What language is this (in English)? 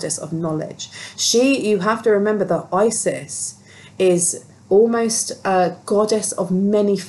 English